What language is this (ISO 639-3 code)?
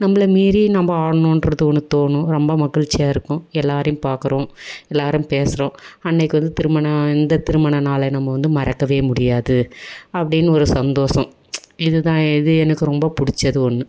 tam